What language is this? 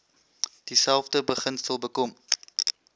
Afrikaans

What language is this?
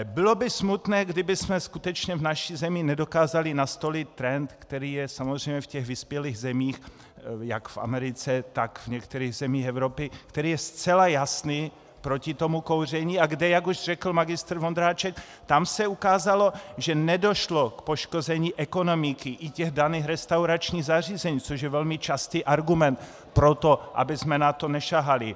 Czech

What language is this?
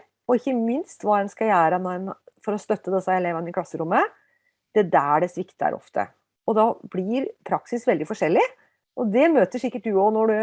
Norwegian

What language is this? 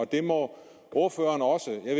Danish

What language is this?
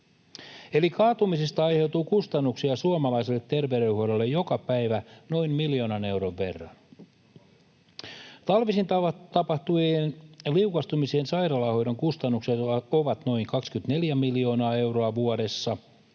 Finnish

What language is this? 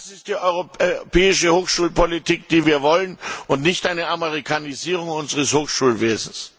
German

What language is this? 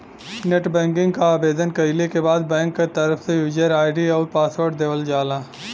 Bhojpuri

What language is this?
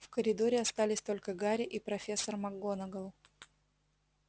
Russian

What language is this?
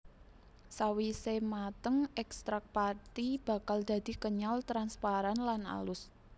Javanese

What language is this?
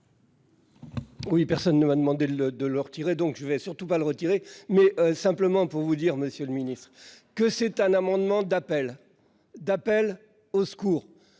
French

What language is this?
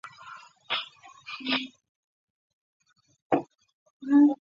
Chinese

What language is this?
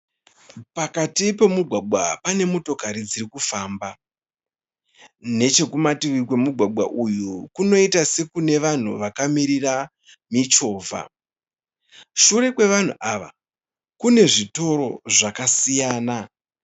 Shona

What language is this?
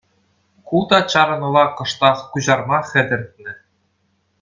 Chuvash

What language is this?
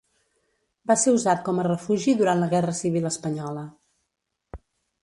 Catalan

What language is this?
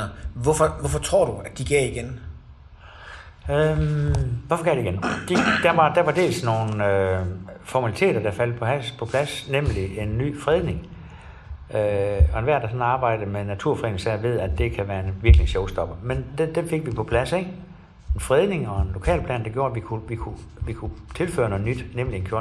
Danish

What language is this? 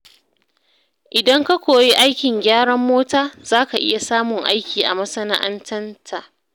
Hausa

